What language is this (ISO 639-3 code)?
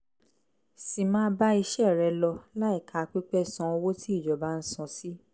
yor